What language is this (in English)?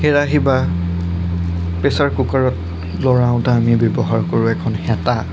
Assamese